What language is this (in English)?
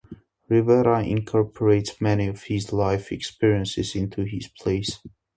English